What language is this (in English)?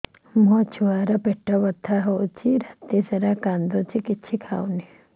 Odia